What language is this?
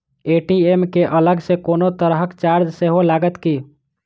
Maithili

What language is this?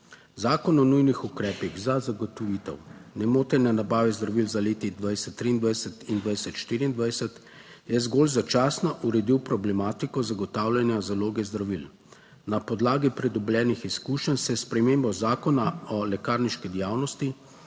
Slovenian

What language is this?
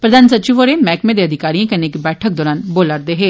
Dogri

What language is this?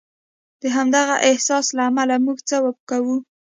Pashto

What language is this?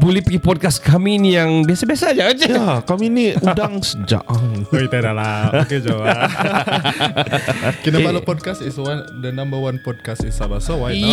Malay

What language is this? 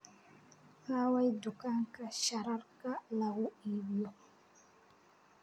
Somali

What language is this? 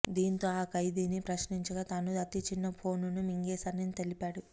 Telugu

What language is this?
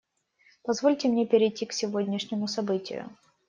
Russian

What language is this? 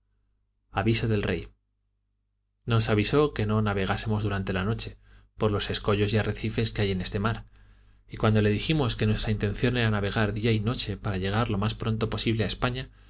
Spanish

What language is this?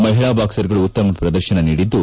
Kannada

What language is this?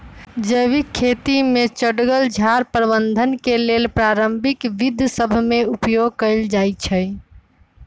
Magahi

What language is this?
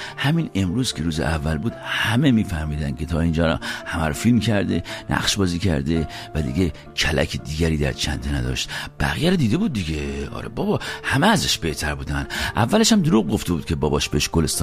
Persian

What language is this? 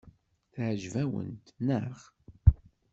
Kabyle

